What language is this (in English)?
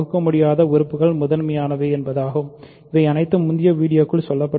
Tamil